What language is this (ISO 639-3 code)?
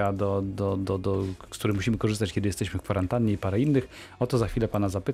pol